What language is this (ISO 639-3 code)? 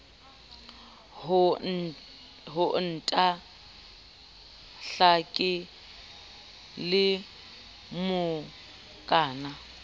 sot